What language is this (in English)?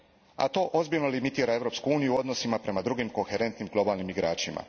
Croatian